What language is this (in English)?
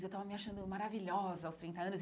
Portuguese